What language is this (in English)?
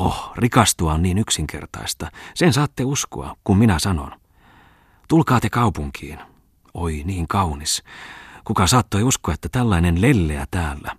Finnish